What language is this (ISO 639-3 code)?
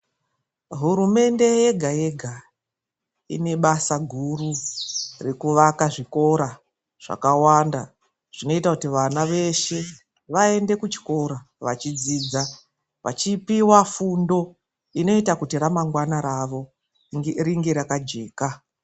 ndc